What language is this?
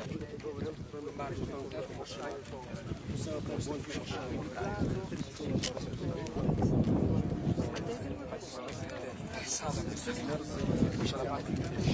Italian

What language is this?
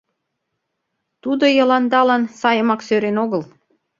Mari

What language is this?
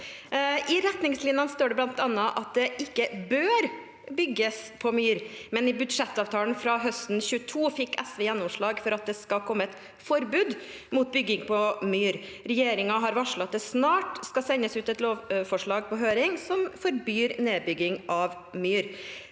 Norwegian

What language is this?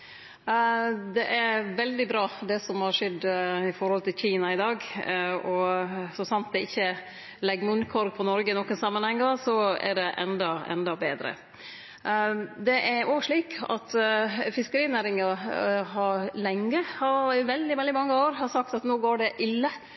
Norwegian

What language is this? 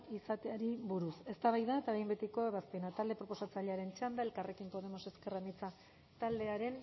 Basque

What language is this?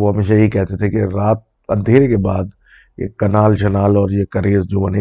Urdu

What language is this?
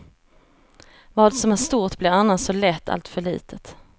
Swedish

